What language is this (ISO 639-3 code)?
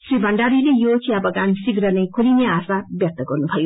nep